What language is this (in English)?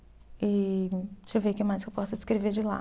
Portuguese